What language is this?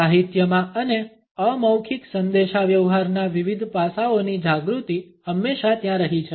Gujarati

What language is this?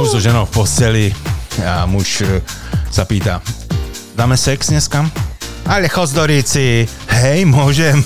Slovak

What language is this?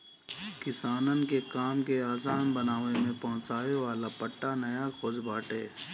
Bhojpuri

